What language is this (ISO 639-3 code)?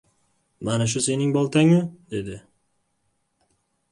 uzb